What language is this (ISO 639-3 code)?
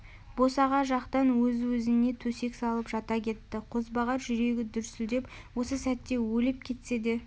kaz